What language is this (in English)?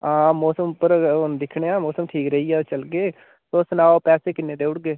Dogri